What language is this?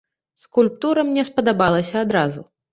Belarusian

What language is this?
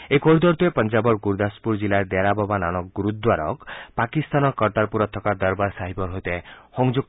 Assamese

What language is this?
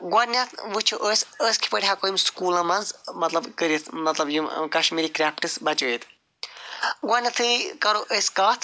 Kashmiri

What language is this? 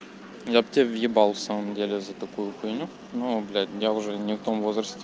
Russian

